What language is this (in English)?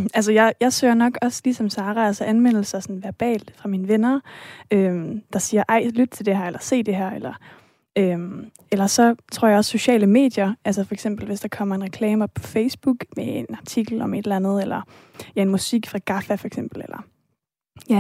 Danish